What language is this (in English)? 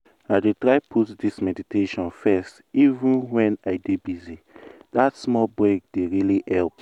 Nigerian Pidgin